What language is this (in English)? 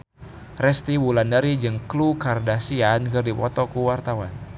Sundanese